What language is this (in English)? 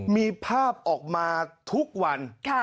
Thai